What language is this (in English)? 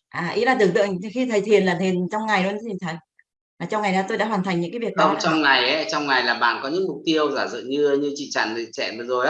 Vietnamese